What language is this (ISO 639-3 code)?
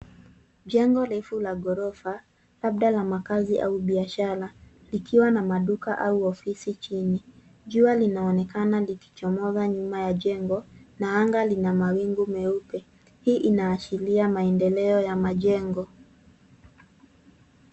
swa